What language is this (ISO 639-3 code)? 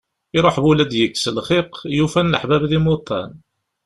kab